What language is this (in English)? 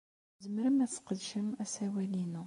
Kabyle